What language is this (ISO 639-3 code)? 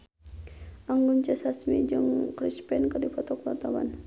sun